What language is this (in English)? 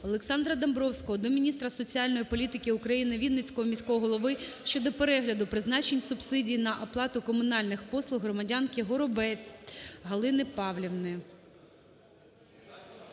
Ukrainian